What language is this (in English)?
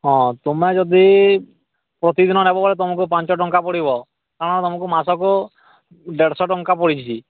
Odia